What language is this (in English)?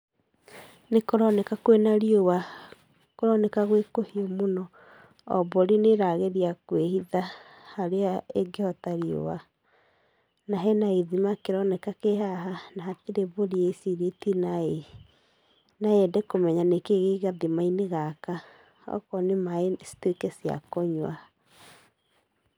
Kikuyu